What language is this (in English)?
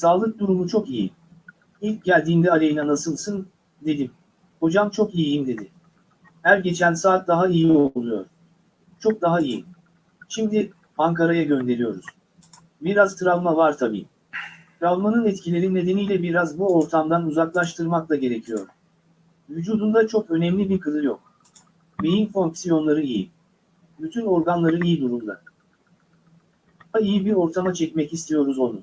Turkish